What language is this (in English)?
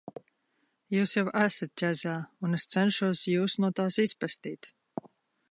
Latvian